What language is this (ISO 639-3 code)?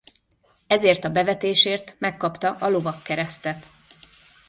hun